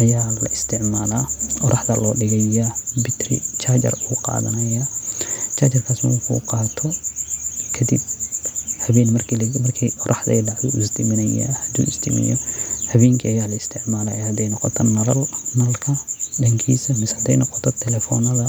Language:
Somali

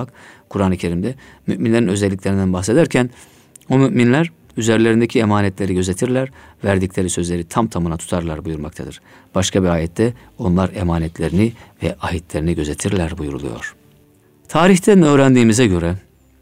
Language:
Turkish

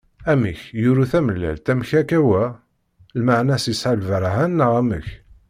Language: Kabyle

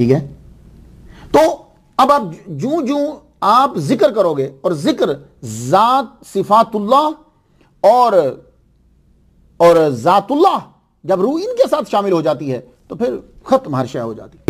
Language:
Italian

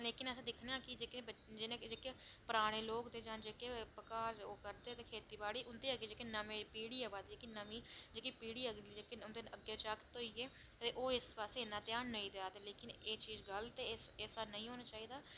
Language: Dogri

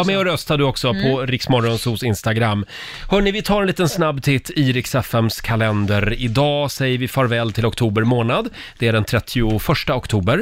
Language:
Swedish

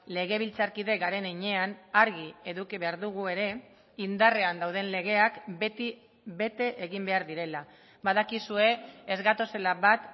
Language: Basque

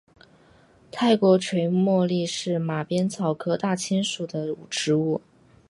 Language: Chinese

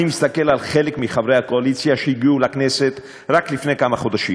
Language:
Hebrew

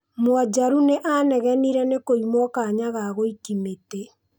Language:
Kikuyu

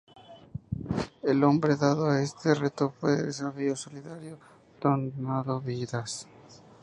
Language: Spanish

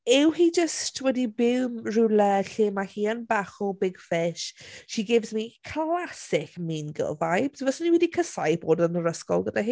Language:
Welsh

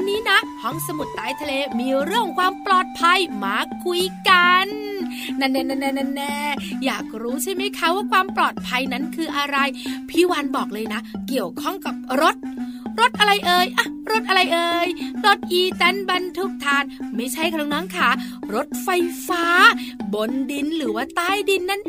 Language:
Thai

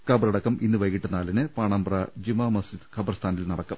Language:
Malayalam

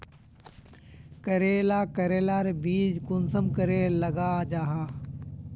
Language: Magahi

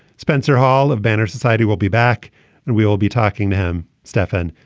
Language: English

